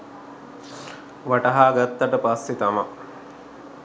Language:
Sinhala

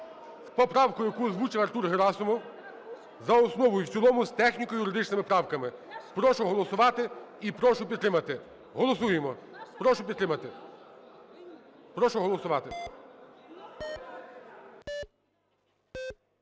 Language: Ukrainian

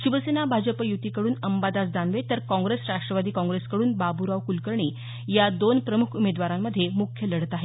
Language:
Marathi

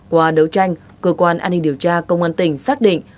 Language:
Vietnamese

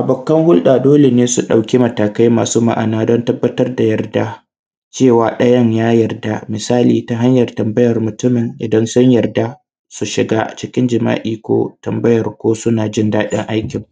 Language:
Hausa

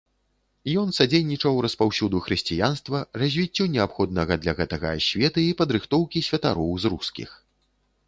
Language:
Belarusian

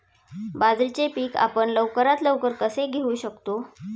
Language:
Marathi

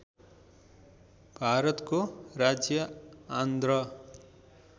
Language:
Nepali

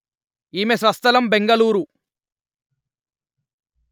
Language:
Telugu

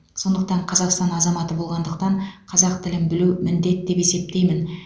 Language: Kazakh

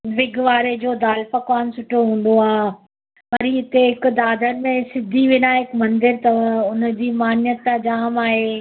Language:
Sindhi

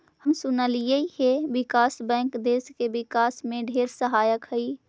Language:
Magahi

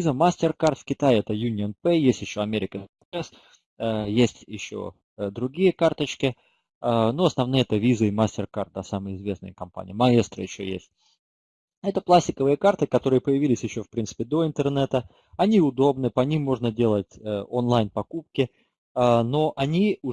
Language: Russian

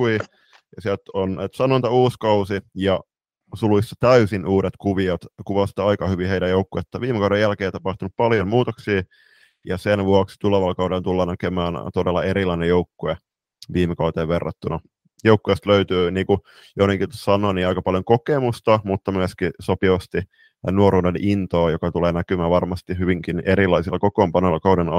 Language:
Finnish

